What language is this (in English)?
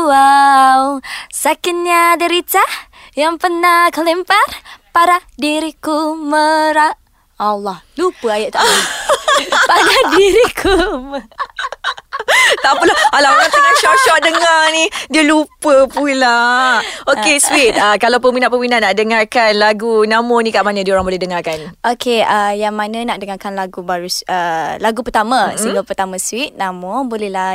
Malay